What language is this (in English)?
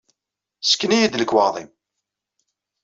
Kabyle